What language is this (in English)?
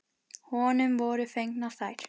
Icelandic